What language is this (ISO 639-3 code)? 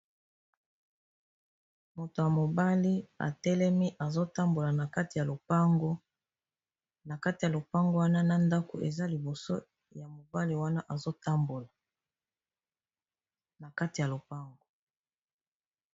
lin